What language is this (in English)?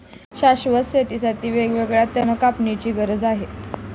Marathi